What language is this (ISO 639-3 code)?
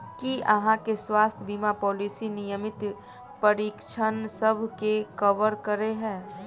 mai